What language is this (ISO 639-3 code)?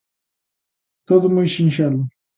glg